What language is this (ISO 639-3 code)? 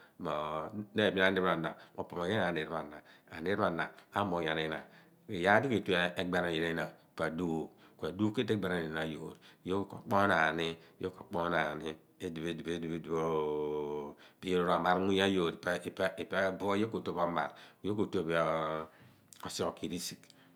abn